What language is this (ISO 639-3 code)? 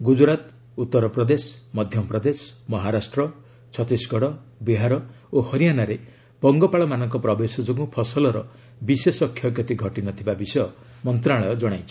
ori